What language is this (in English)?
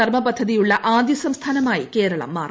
Malayalam